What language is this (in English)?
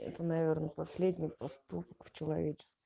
Russian